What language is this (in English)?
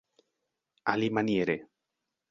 Esperanto